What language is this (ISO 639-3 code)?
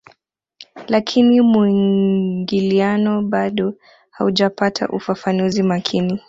swa